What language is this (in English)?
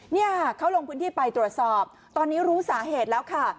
Thai